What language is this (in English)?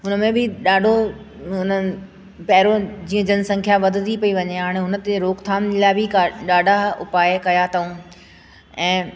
Sindhi